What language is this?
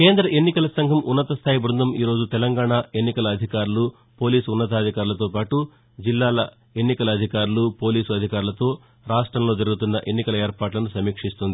Telugu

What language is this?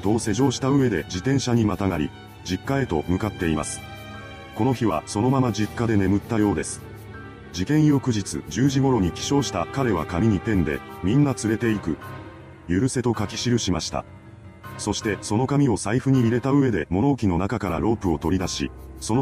Japanese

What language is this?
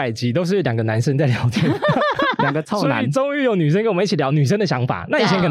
Chinese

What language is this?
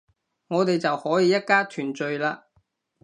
Cantonese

